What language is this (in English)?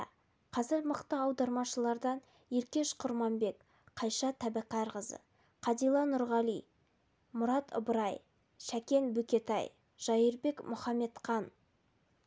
Kazakh